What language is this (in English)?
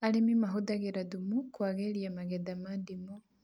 Kikuyu